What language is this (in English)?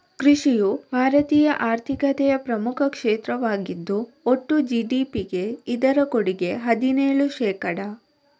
Kannada